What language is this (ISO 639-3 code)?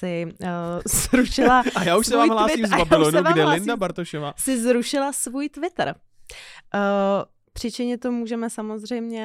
ces